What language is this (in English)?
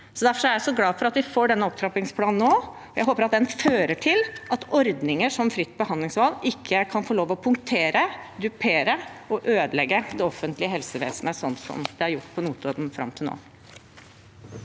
Norwegian